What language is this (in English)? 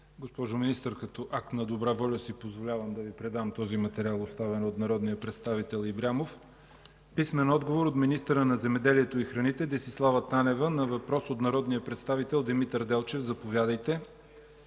Bulgarian